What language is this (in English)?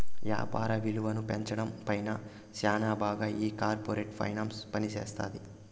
Telugu